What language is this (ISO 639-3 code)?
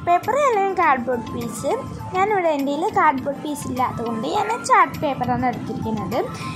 ron